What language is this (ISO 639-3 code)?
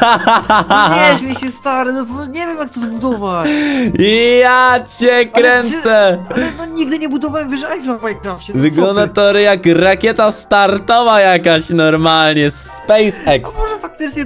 pol